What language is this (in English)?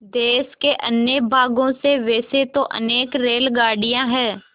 Hindi